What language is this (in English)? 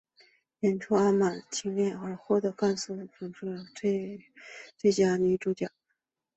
Chinese